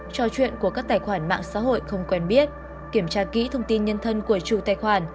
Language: Vietnamese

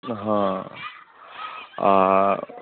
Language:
Maithili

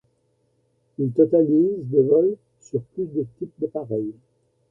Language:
French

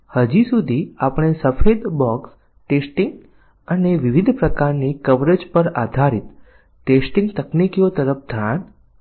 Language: Gujarati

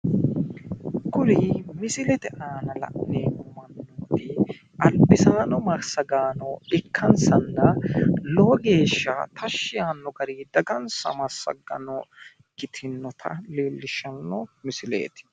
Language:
Sidamo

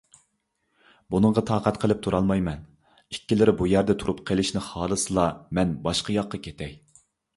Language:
Uyghur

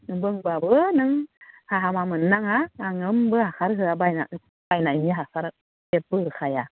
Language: Bodo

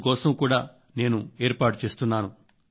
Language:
Telugu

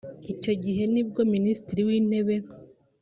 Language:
Kinyarwanda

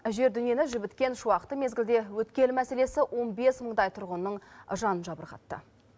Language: Kazakh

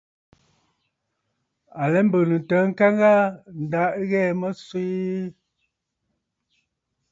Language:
Bafut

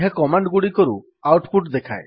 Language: Odia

